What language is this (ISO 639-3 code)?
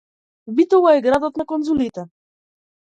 mkd